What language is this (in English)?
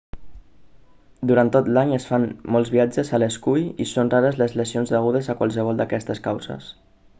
Catalan